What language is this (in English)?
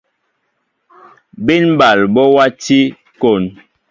Mbo (Cameroon)